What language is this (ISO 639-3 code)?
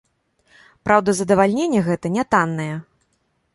bel